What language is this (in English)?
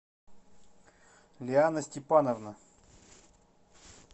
Russian